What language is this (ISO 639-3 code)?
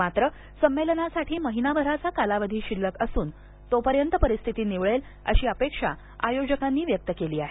mar